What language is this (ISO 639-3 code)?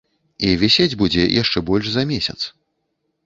bel